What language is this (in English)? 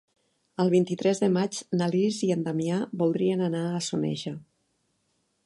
Catalan